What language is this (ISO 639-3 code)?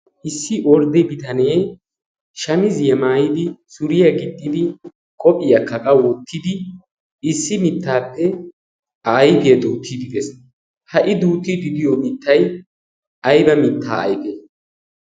wal